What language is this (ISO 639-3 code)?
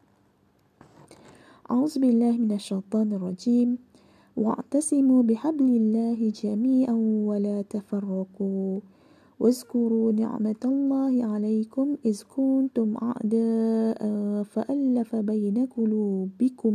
msa